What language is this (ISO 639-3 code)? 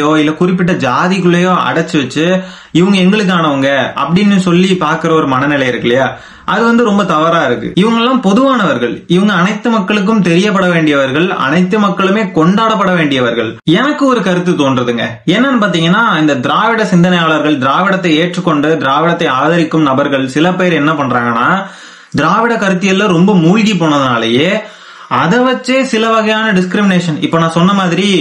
tam